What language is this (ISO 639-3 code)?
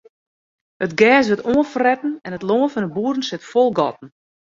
fry